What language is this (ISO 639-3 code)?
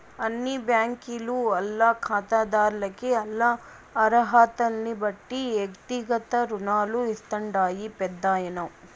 tel